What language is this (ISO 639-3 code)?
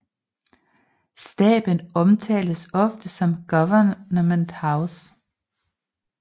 dan